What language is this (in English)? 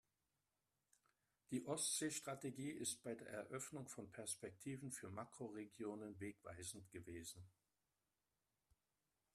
German